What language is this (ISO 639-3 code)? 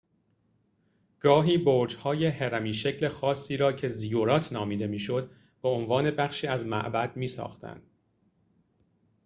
fas